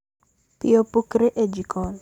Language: Luo (Kenya and Tanzania)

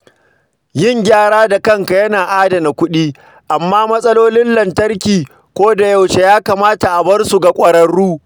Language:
Hausa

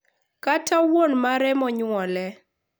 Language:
Luo (Kenya and Tanzania)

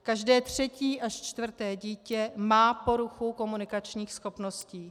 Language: Czech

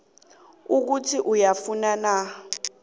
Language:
South Ndebele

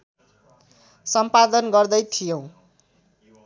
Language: Nepali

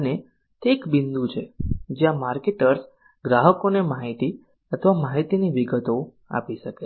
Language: Gujarati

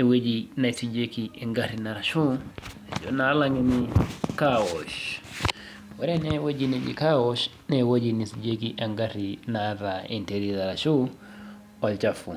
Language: Masai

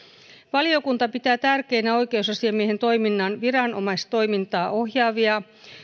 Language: Finnish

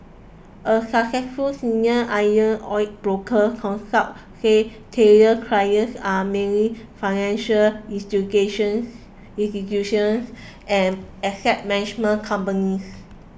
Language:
English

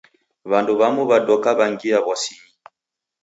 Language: Taita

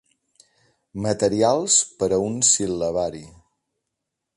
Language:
Catalan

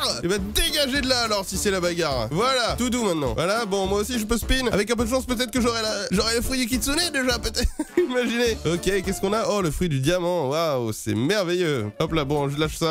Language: French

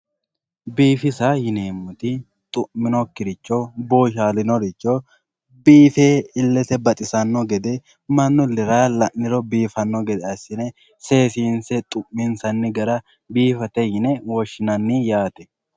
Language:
Sidamo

